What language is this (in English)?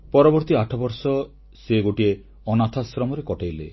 Odia